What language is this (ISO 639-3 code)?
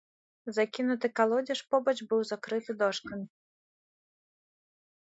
bel